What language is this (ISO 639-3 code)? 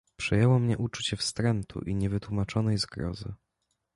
pol